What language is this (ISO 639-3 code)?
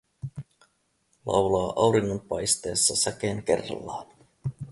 fin